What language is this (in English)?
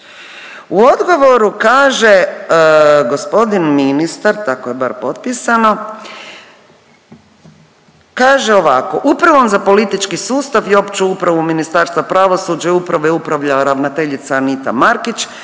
Croatian